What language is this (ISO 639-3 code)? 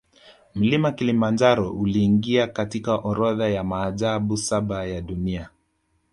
swa